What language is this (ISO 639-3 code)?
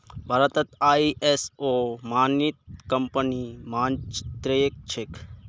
mag